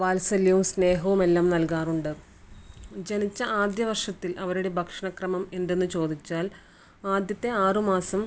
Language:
Malayalam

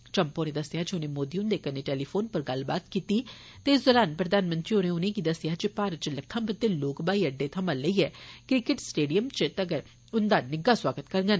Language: Dogri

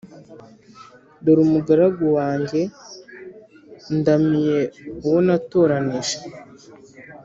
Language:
Kinyarwanda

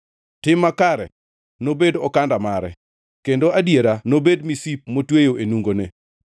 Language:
Luo (Kenya and Tanzania)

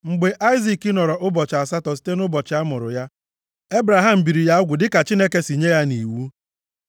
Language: Igbo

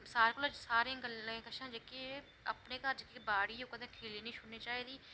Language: Dogri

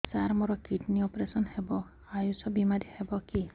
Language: Odia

